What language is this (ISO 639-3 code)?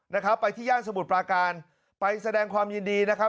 tha